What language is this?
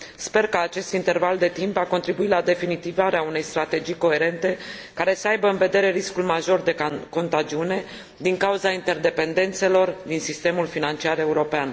Romanian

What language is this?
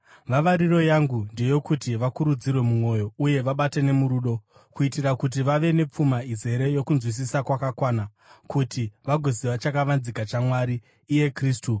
Shona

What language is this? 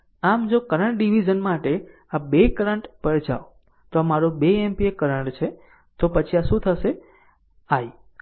Gujarati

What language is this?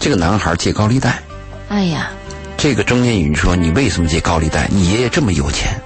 Chinese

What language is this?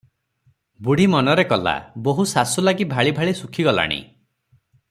Odia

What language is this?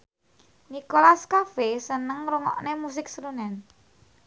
Javanese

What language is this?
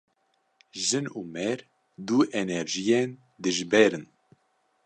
Kurdish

